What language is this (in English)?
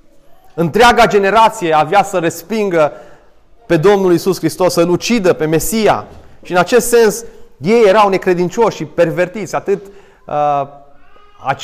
Romanian